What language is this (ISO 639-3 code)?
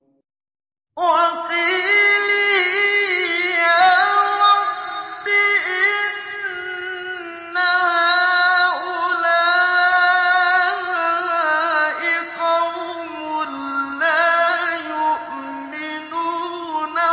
ara